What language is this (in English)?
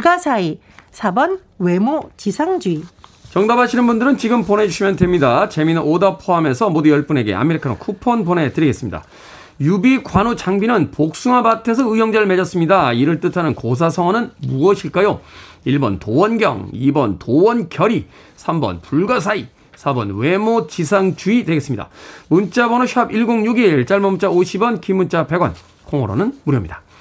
Korean